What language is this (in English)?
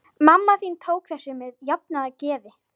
Icelandic